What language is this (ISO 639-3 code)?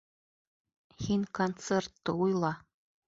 bak